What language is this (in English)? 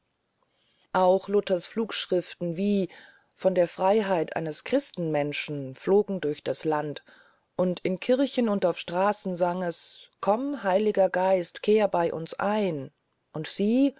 German